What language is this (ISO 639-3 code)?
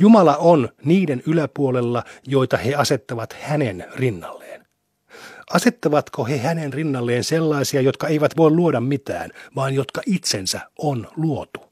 fin